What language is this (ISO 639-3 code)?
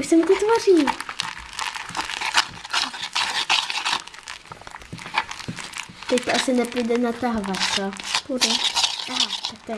ces